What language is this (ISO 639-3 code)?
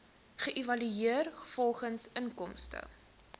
afr